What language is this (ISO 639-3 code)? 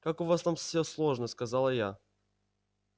rus